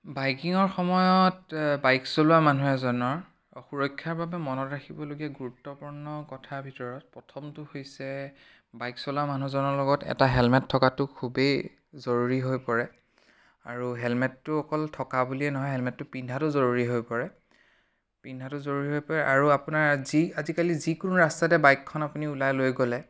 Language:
Assamese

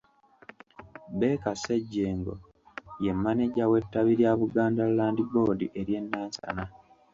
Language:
Ganda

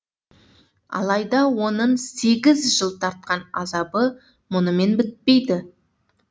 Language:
Kazakh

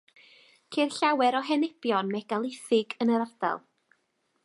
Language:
Welsh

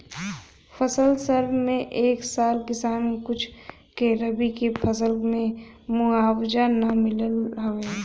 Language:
Bhojpuri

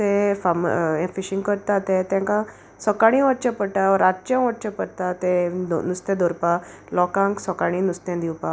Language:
Konkani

